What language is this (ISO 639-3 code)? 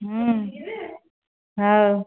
ori